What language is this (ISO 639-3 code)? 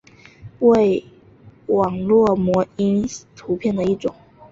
zho